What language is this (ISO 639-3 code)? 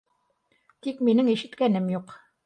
bak